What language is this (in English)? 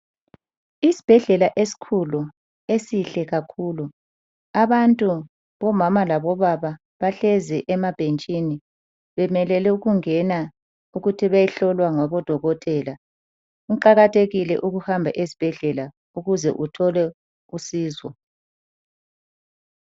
North Ndebele